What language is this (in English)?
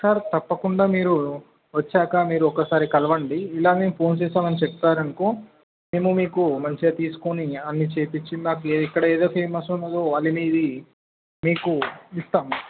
Telugu